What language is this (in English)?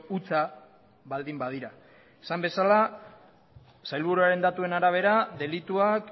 Basque